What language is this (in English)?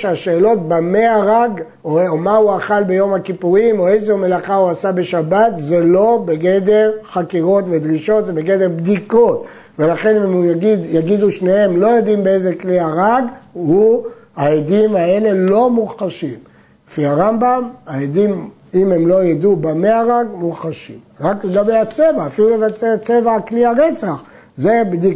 Hebrew